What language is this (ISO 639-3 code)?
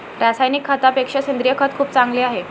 mar